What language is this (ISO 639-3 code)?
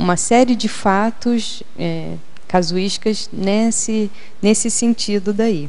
por